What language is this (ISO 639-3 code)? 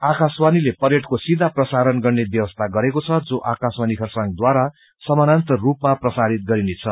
nep